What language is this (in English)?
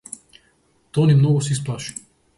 Macedonian